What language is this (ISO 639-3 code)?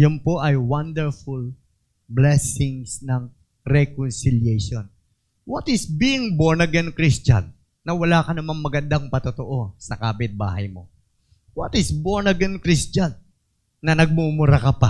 fil